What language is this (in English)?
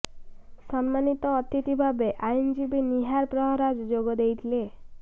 Odia